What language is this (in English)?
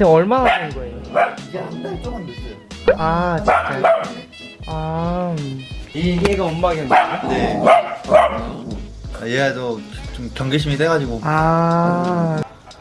Korean